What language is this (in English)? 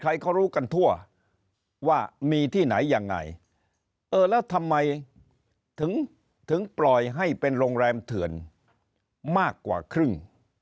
Thai